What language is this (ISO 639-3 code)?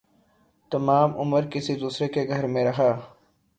urd